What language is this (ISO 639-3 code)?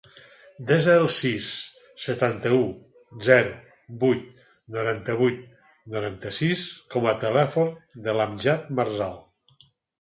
cat